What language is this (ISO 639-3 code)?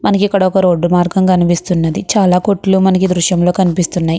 tel